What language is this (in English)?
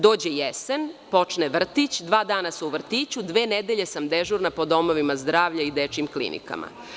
Serbian